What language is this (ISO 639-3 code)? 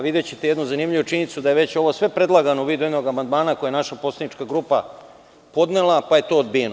srp